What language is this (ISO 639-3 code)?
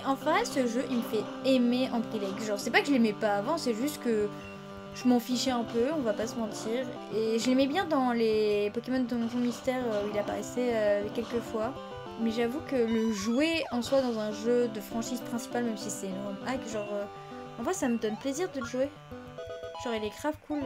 fra